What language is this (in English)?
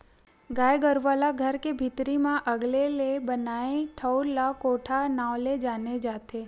Chhattisgarhi